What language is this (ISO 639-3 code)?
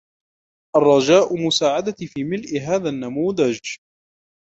ara